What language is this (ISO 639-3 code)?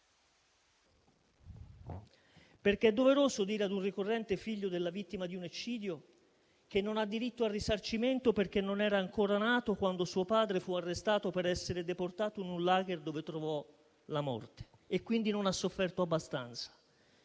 ita